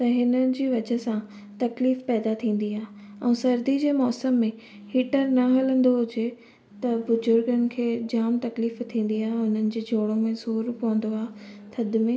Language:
Sindhi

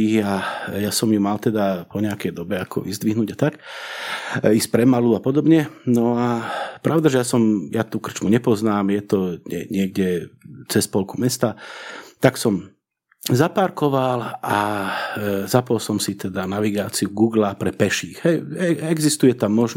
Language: Slovak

